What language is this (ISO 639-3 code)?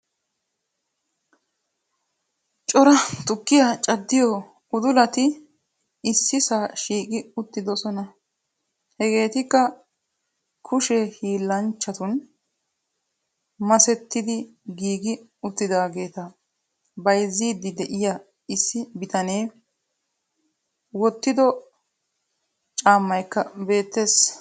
wal